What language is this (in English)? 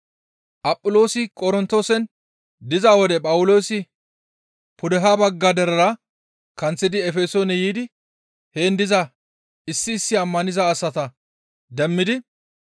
Gamo